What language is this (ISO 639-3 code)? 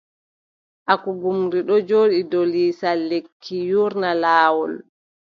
fub